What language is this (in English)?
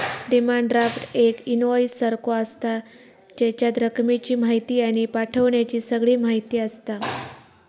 Marathi